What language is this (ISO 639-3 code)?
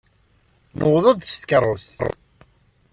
kab